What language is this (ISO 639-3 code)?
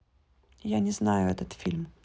rus